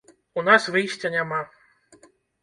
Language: Belarusian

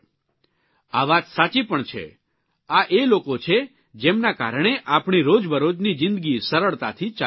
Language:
Gujarati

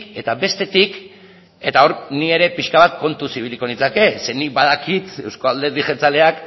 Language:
Basque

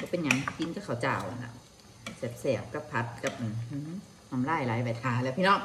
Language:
Thai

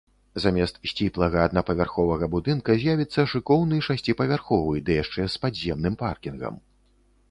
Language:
Belarusian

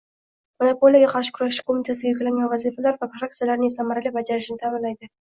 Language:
Uzbek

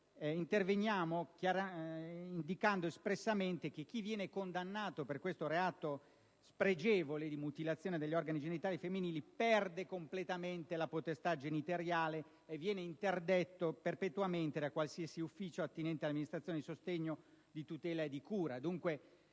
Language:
Italian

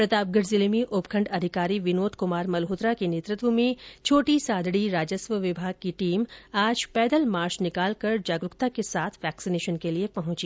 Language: Hindi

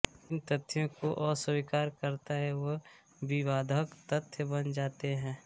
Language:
Hindi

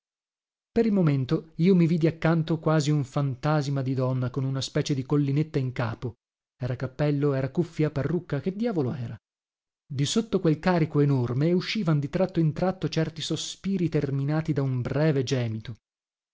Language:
Italian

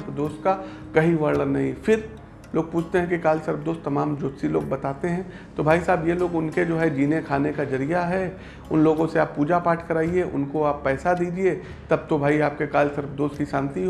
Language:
Hindi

